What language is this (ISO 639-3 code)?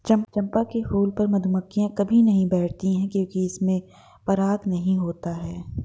hin